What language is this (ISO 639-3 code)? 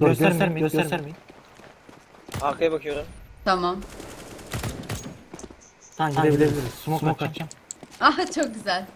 tur